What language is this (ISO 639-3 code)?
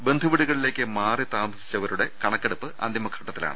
mal